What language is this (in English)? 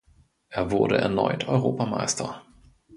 German